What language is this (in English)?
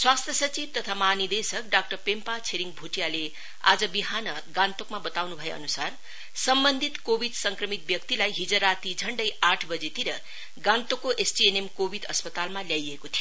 Nepali